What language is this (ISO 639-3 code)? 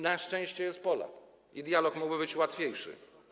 pol